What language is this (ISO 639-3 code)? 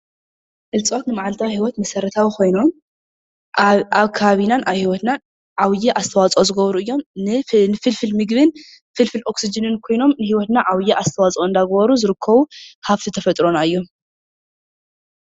tir